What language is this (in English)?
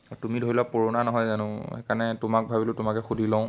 Assamese